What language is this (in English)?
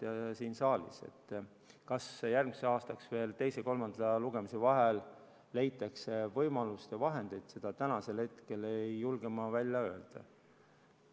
Estonian